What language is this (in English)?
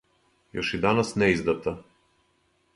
Serbian